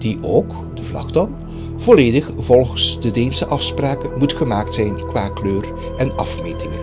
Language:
Dutch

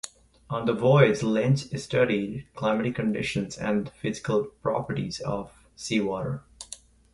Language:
English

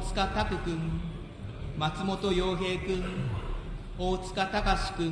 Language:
Japanese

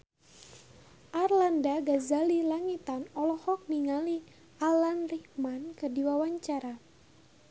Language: Sundanese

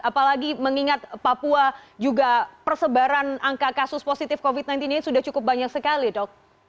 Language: Indonesian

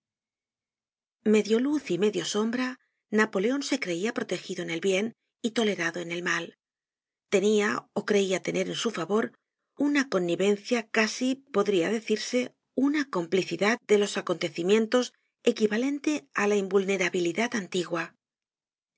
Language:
Spanish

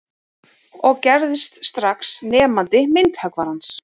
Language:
Icelandic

